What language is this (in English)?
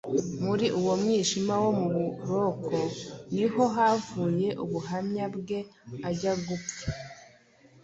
Kinyarwanda